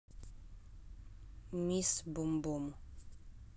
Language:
Russian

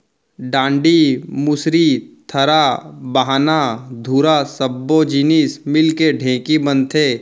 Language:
Chhattisgarhi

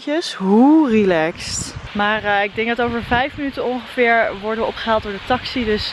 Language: Dutch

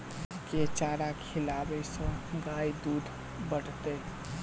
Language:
Maithili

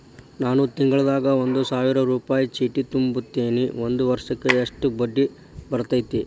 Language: Kannada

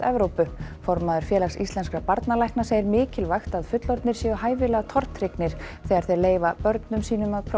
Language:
Icelandic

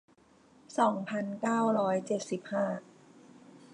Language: Thai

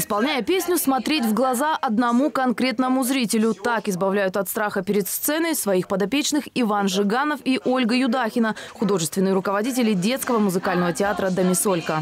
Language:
Russian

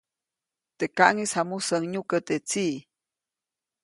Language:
Copainalá Zoque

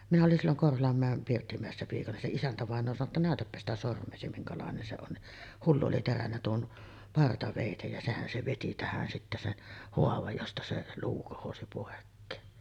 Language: Finnish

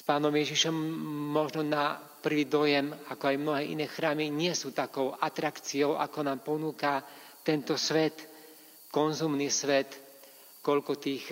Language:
Slovak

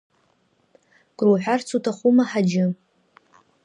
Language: Abkhazian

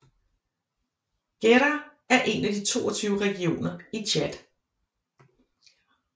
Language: Danish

